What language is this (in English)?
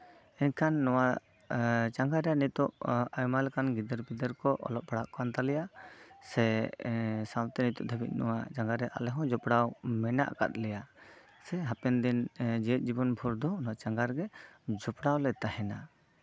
Santali